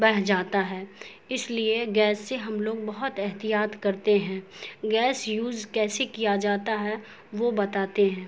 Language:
Urdu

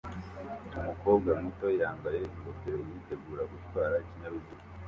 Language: Kinyarwanda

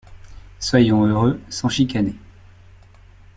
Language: French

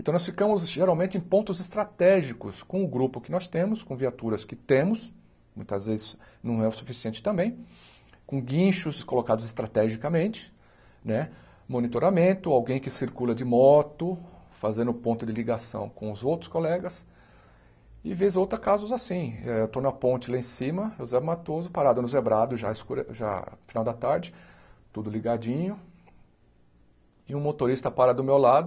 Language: Portuguese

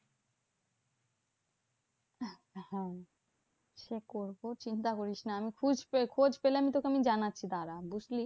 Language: Bangla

